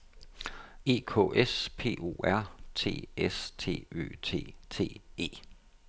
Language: Danish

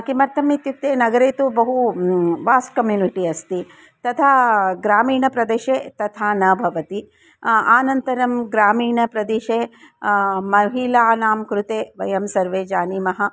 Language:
Sanskrit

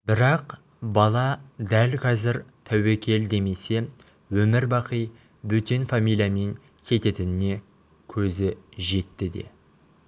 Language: Kazakh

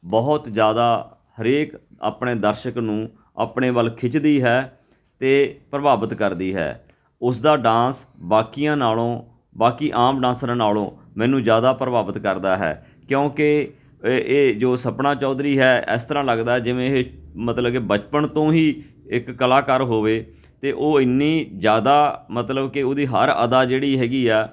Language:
Punjabi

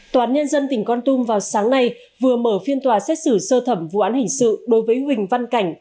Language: Vietnamese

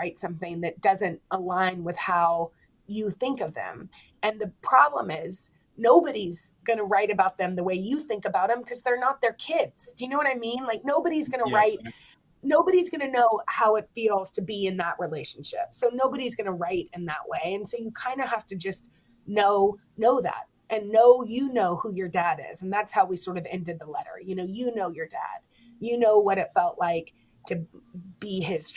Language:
English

